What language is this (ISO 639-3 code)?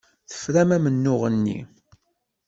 kab